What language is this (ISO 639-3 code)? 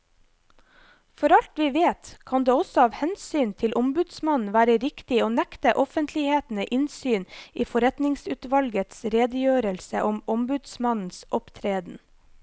nor